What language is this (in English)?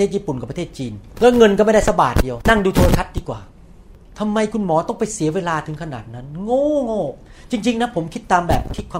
Thai